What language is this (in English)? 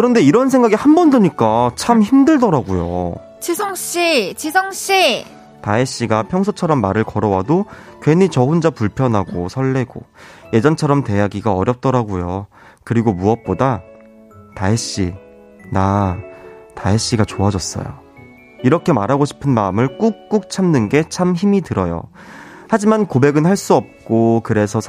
Korean